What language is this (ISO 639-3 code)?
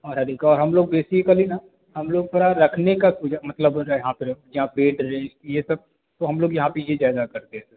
hin